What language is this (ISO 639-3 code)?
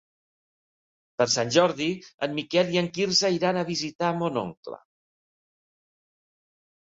cat